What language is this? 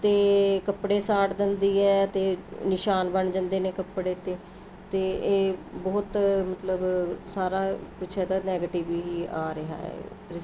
Punjabi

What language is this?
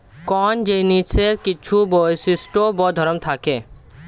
Bangla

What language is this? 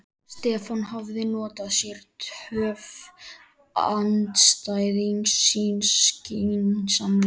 Icelandic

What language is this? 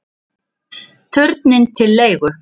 Icelandic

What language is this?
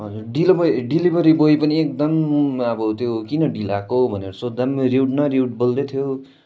Nepali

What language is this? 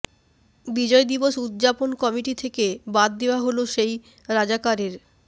Bangla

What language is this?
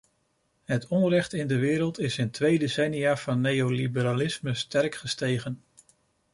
Dutch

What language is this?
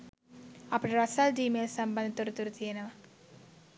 Sinhala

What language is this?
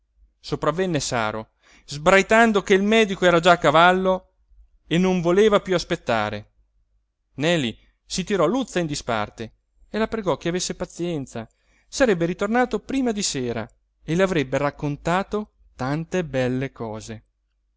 Italian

